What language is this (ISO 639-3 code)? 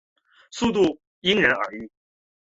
zho